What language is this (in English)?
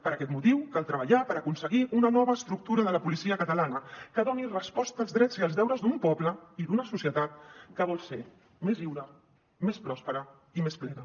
Catalan